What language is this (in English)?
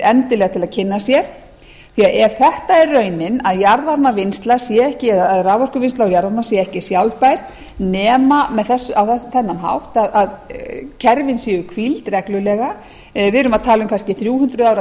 Icelandic